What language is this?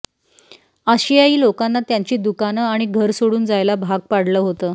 Marathi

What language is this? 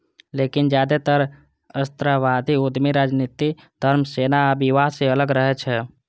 Maithili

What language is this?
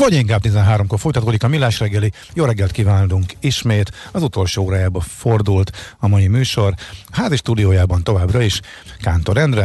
Hungarian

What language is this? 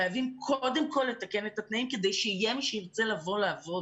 Hebrew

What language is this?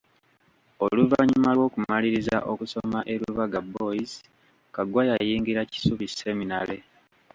Ganda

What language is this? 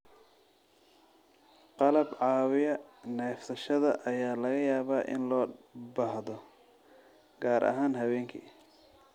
Somali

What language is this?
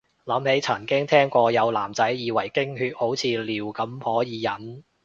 Cantonese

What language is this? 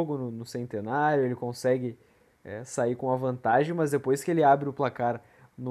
Portuguese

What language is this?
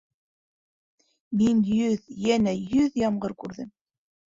Bashkir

